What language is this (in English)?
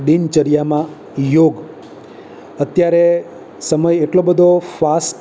Gujarati